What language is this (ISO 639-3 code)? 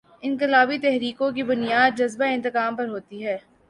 urd